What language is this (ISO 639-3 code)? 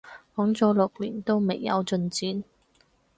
yue